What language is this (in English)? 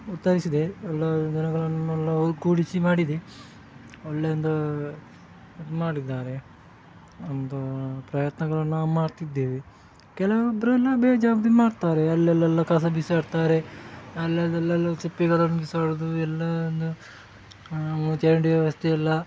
Kannada